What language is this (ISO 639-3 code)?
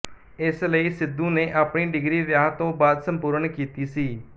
pan